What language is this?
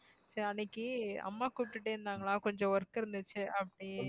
Tamil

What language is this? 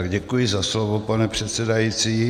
Czech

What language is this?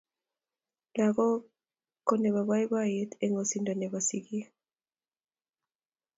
Kalenjin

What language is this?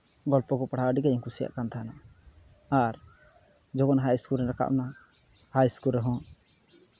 Santali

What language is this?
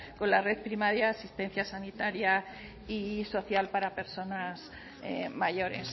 Spanish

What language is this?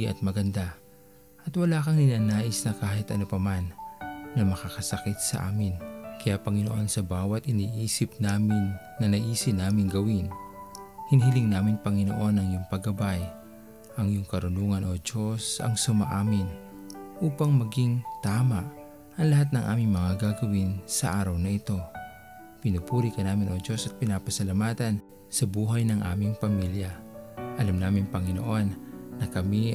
Filipino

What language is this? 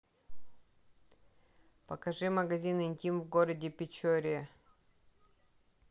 Russian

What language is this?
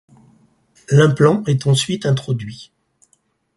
French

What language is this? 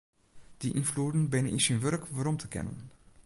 Western Frisian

